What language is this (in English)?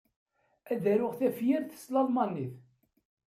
Kabyle